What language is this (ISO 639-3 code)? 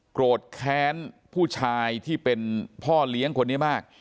tha